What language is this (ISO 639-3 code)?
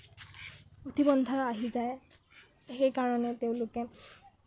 asm